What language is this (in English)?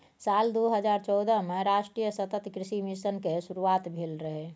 Maithili